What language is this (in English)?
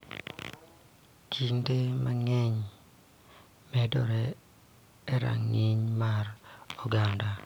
Luo (Kenya and Tanzania)